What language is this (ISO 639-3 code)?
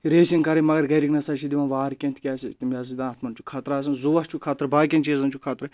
kas